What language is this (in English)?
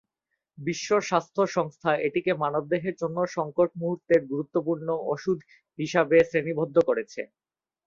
Bangla